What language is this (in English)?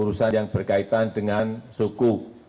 Indonesian